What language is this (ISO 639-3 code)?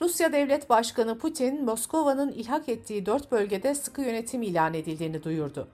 tur